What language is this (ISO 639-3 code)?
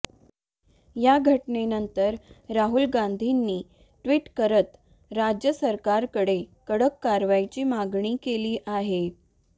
mar